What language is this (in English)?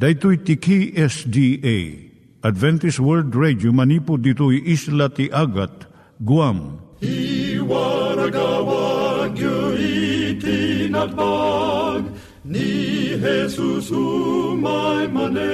Filipino